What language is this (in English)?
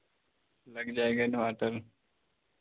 Hindi